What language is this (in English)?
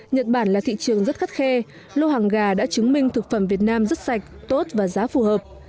Vietnamese